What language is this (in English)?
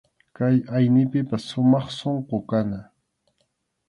Arequipa-La Unión Quechua